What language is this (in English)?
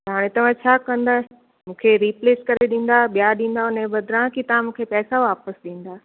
Sindhi